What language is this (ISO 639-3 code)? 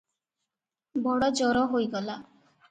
ori